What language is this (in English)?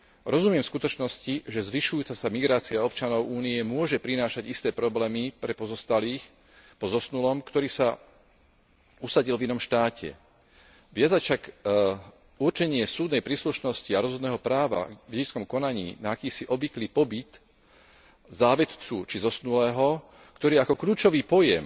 Slovak